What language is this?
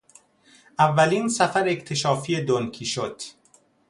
Persian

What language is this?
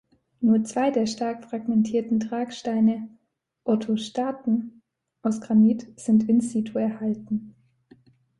German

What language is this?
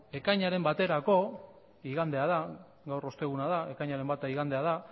Basque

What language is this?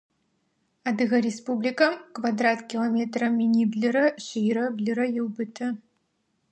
Adyghe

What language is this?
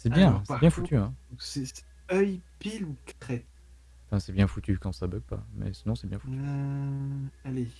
French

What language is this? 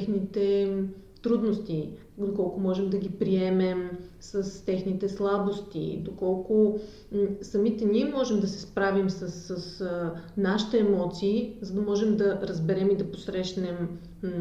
Bulgarian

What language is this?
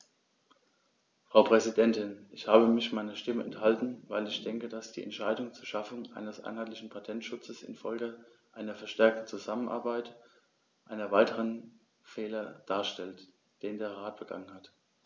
German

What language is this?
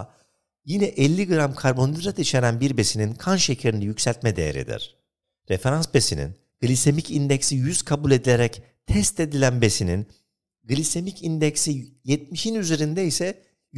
Turkish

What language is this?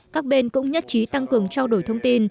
Vietnamese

